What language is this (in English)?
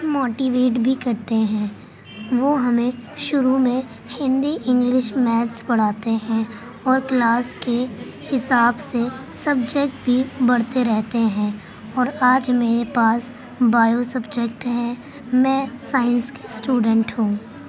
Urdu